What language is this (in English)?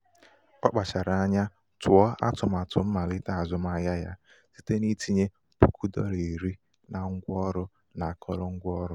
Igbo